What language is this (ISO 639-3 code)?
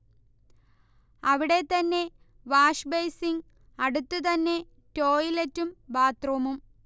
mal